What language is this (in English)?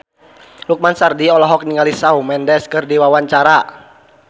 Sundanese